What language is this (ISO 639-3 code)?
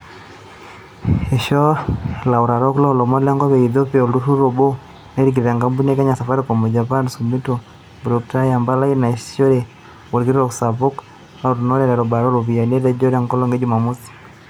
mas